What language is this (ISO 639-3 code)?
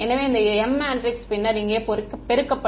tam